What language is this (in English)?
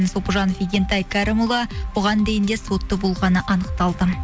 Kazakh